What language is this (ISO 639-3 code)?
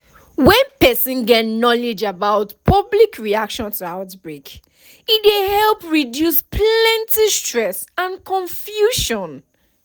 pcm